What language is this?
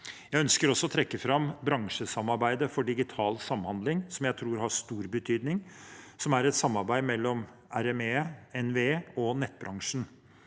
Norwegian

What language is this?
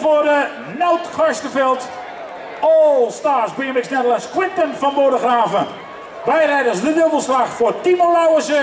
Dutch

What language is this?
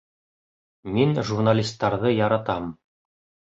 Bashkir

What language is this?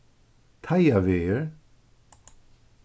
Faroese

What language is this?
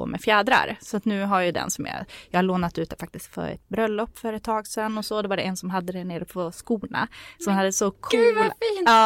Swedish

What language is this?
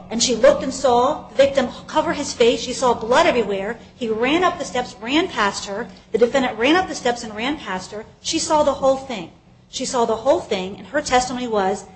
English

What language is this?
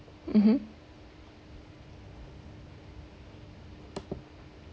English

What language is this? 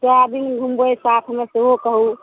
Maithili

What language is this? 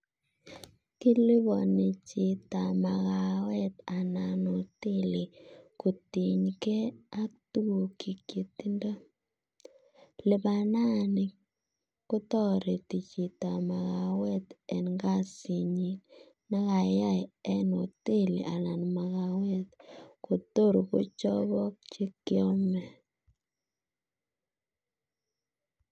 Kalenjin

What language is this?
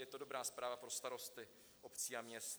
Czech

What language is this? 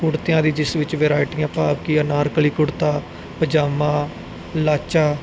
Punjabi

